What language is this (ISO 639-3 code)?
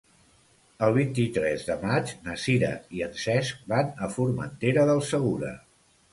cat